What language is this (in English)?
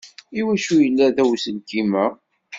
Kabyle